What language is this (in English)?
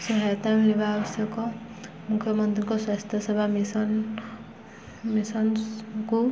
Odia